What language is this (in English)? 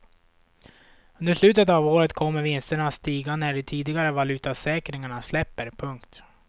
Swedish